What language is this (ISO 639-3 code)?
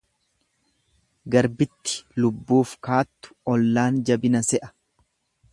orm